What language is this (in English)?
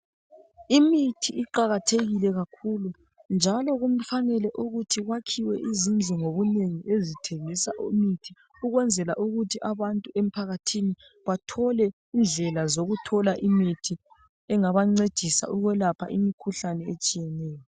North Ndebele